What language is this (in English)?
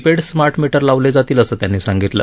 Marathi